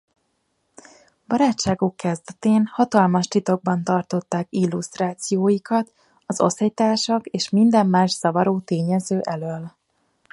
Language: Hungarian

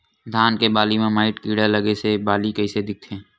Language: Chhattisgarhi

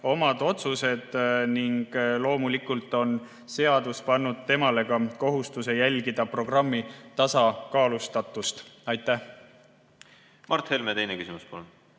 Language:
Estonian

